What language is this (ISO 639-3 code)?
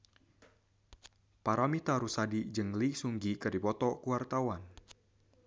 sun